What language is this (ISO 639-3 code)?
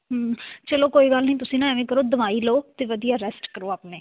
pan